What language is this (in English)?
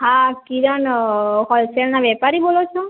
Gujarati